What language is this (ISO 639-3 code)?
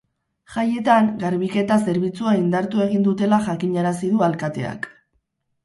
eus